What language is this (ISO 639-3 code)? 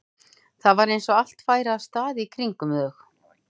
isl